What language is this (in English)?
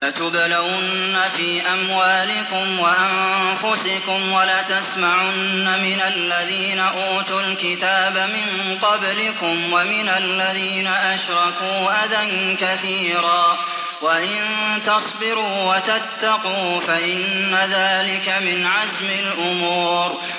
Arabic